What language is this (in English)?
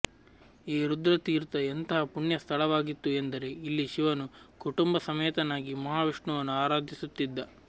Kannada